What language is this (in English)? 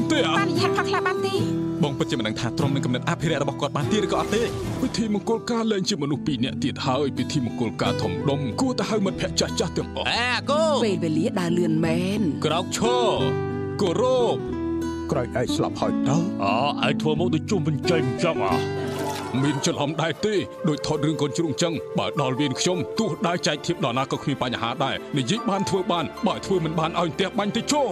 Thai